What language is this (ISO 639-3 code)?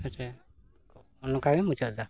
sat